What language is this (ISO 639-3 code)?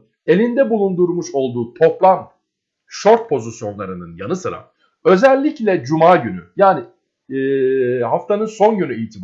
tur